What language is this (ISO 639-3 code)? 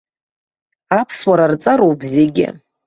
abk